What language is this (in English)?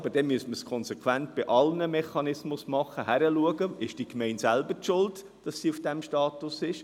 Swiss German